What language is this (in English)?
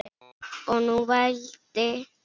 Icelandic